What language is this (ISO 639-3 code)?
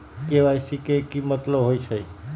mag